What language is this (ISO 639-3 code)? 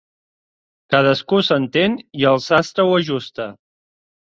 cat